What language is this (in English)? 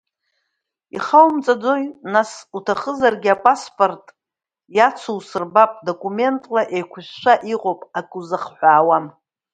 Abkhazian